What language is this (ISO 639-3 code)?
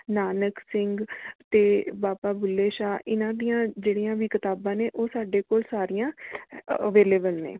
pan